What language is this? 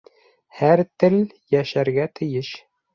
Bashkir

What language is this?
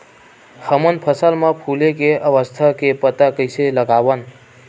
Chhattisgarhi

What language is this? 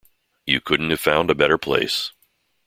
English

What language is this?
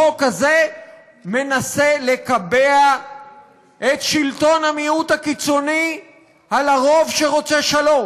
Hebrew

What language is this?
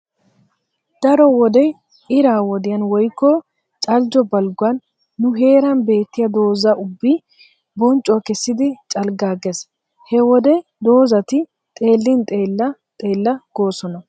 Wolaytta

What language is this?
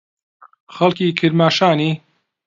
Central Kurdish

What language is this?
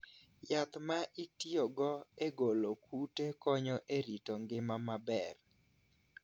Luo (Kenya and Tanzania)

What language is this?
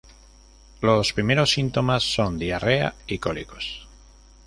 Spanish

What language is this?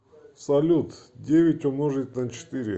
Russian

